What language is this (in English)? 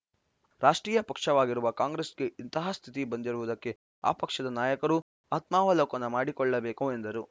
Kannada